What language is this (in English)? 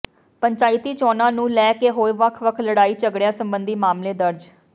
Punjabi